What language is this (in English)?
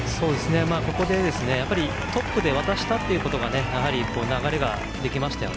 Japanese